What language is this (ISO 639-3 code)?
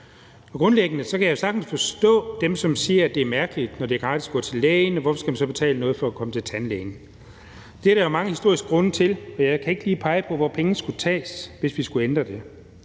dan